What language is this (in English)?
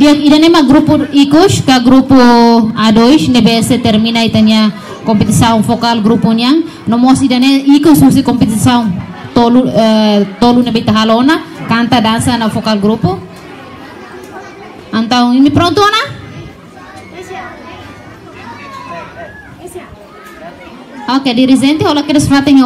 Indonesian